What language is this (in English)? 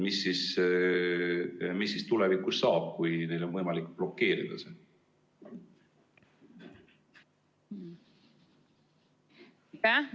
Estonian